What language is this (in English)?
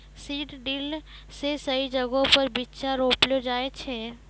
Maithili